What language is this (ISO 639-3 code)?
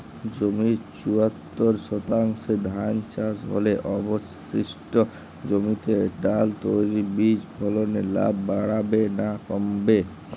ben